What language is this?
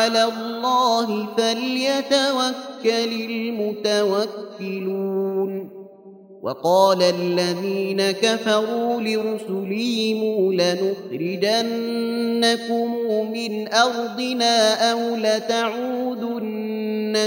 Arabic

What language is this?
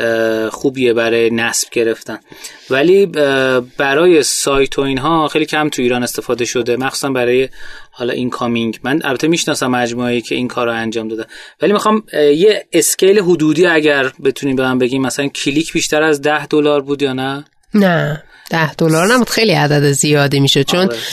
Persian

